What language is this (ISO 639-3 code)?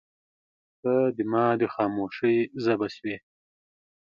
pus